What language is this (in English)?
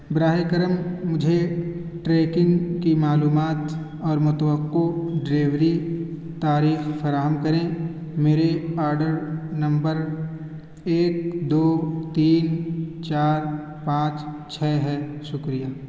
Urdu